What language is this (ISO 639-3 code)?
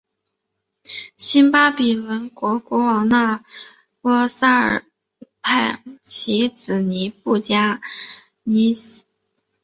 zho